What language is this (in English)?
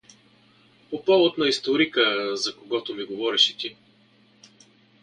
Bulgarian